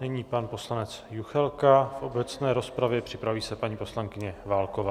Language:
Czech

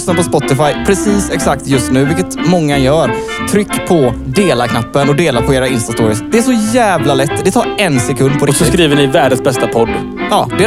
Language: Swedish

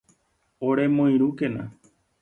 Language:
Guarani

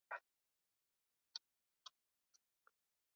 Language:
Swahili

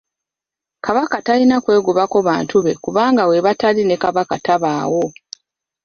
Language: Ganda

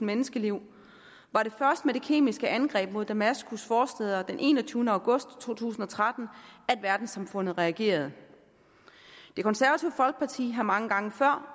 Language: Danish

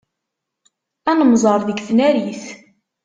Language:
Kabyle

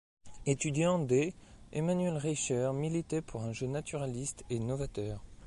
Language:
French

